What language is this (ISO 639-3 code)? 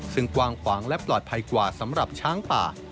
tha